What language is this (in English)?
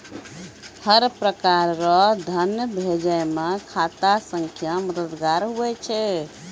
Maithili